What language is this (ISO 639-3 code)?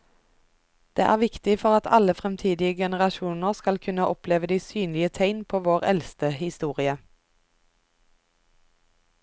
nor